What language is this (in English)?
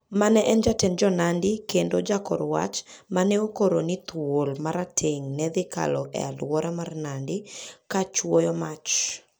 Luo (Kenya and Tanzania)